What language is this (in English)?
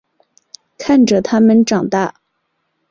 Chinese